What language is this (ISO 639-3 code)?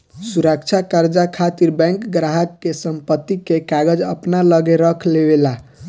bho